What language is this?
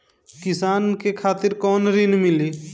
Bhojpuri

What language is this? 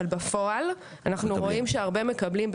Hebrew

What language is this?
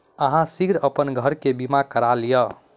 Maithili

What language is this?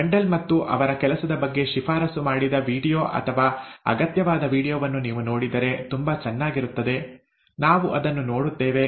Kannada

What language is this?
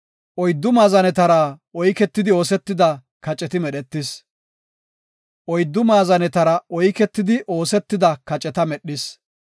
Gofa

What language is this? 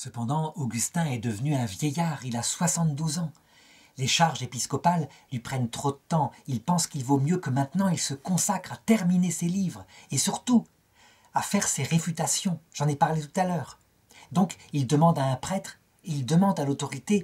French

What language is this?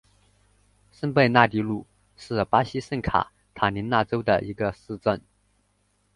Chinese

